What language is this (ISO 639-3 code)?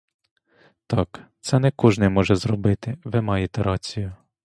ukr